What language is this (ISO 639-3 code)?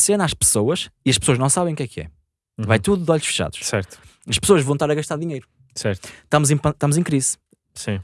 por